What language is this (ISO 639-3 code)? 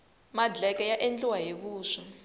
tso